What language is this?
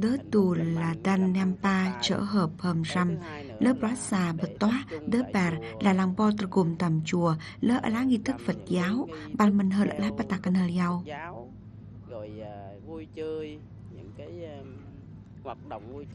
Vietnamese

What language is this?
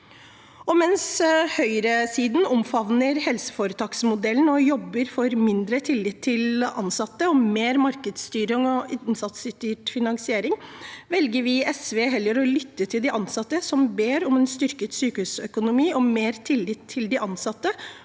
Norwegian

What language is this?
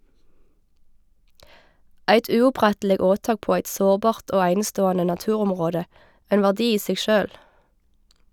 Norwegian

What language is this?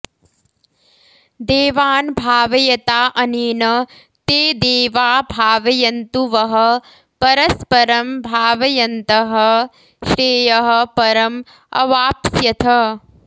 Sanskrit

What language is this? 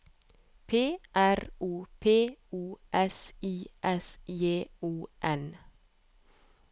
Norwegian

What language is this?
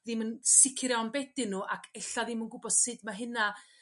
Welsh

